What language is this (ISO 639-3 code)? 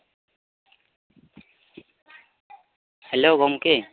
sat